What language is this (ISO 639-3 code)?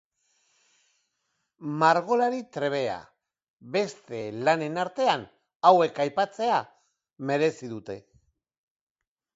eus